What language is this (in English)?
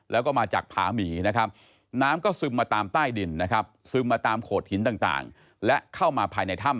Thai